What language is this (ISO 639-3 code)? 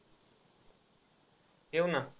mar